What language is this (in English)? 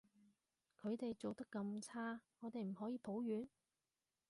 Cantonese